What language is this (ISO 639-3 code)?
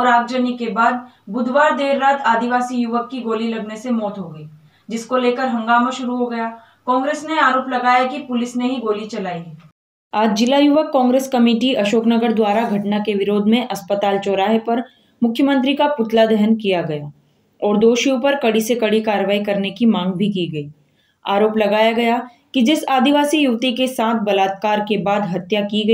hin